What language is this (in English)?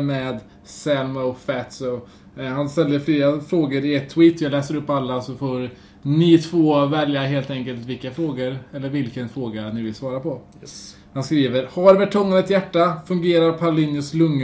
Swedish